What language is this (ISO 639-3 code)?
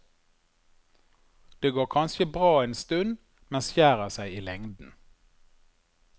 nor